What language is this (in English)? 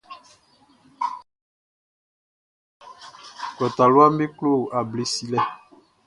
Baoulé